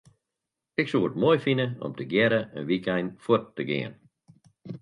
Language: Western Frisian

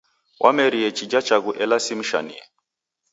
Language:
Taita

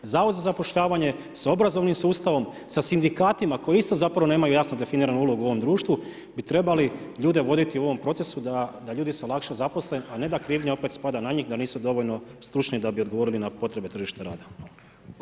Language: Croatian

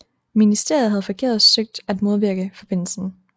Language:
Danish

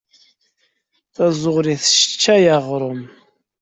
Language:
Kabyle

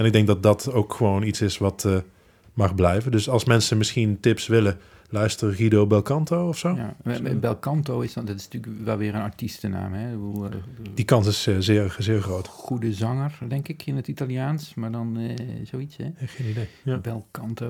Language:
Dutch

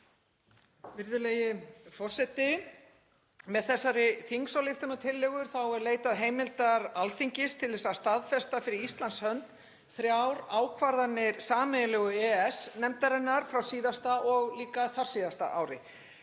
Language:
Icelandic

